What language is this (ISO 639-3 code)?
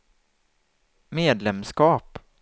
swe